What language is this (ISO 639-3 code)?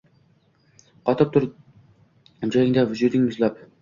uzb